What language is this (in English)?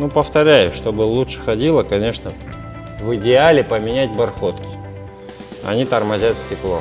Russian